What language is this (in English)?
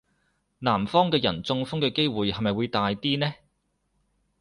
Cantonese